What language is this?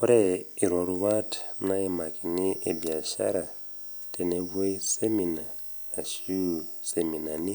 Masai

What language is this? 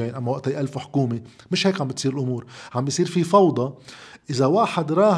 Arabic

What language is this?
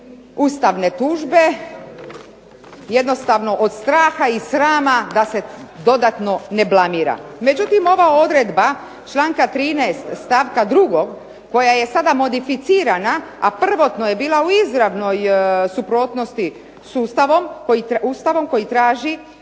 Croatian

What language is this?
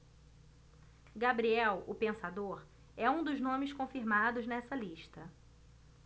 Portuguese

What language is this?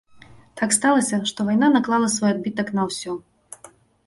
Belarusian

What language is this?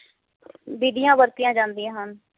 Punjabi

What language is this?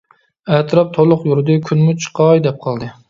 Uyghur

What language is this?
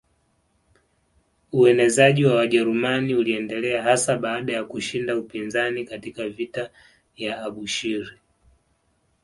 Swahili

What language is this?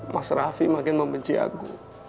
Indonesian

